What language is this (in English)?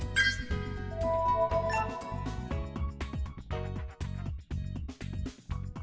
Vietnamese